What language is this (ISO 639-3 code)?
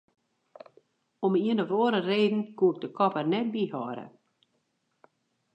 fry